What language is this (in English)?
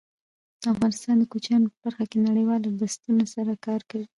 Pashto